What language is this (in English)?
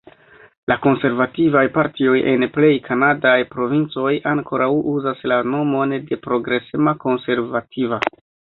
Esperanto